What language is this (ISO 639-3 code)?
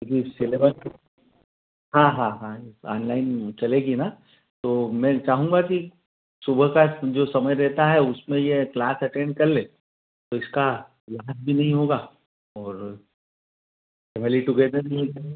hin